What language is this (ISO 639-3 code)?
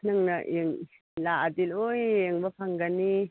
mni